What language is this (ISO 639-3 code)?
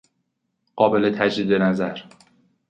fas